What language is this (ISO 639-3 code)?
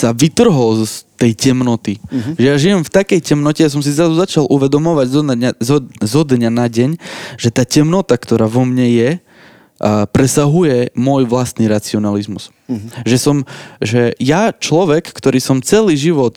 slk